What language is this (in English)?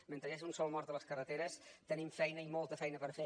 Catalan